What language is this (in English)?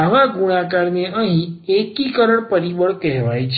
Gujarati